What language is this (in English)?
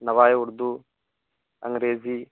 Urdu